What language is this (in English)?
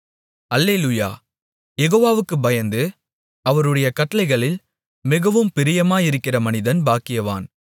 Tamil